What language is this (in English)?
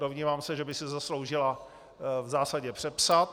Czech